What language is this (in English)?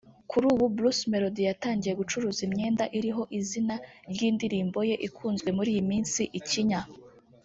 Kinyarwanda